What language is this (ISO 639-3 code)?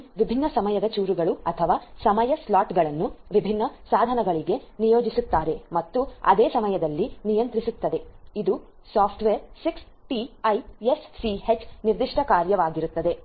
kan